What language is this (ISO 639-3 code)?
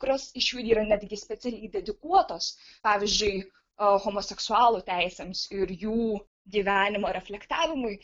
lit